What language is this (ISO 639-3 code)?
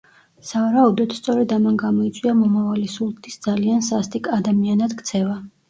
kat